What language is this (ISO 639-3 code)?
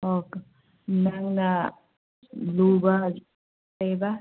mni